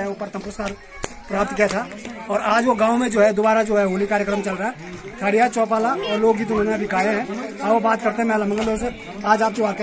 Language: Hindi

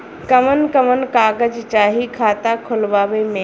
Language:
Bhojpuri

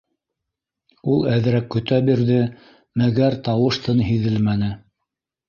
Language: Bashkir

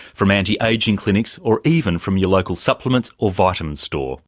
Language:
English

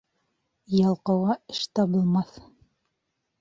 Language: Bashkir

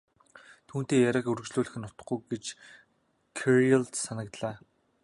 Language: Mongolian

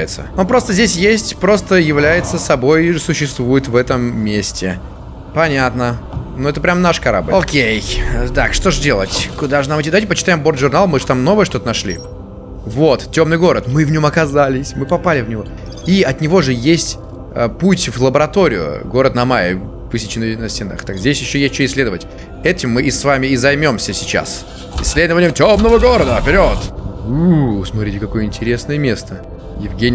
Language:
Russian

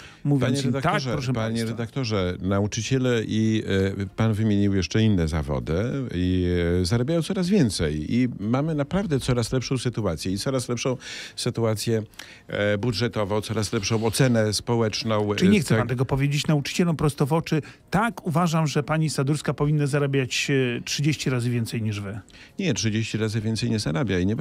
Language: Polish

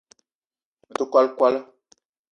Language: Eton (Cameroon)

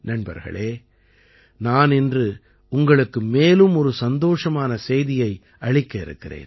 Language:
Tamil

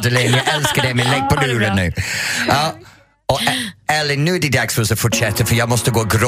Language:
Swedish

